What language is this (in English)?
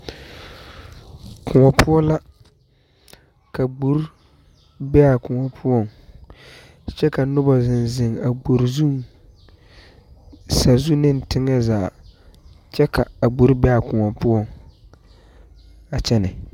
Southern Dagaare